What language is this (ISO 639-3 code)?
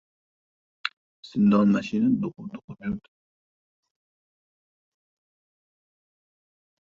uzb